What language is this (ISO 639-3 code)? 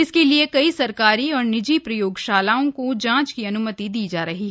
hin